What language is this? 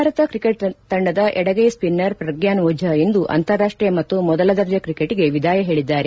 Kannada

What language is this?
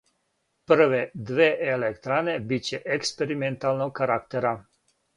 Serbian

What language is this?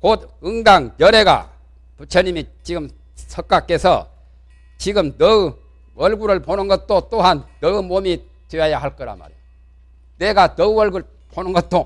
Korean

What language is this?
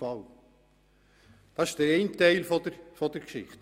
Swiss German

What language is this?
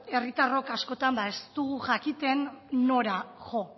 Basque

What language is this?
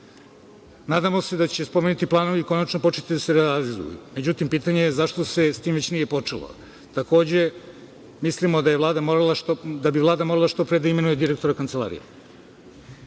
Serbian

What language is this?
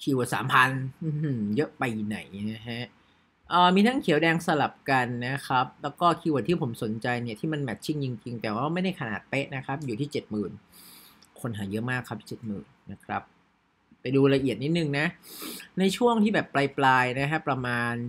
Thai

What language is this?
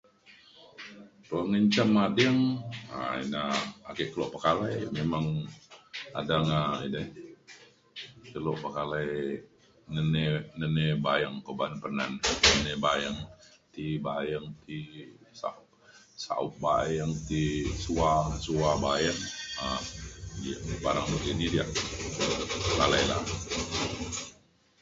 Mainstream Kenyah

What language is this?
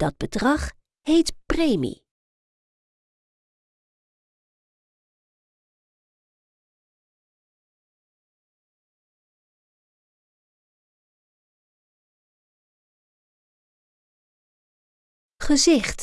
Dutch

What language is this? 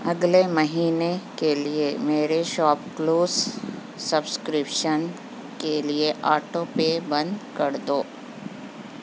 Urdu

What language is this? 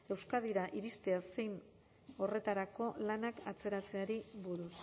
Basque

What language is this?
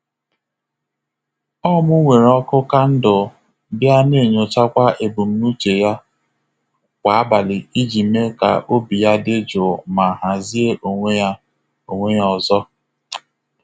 Igbo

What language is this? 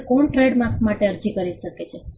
Gujarati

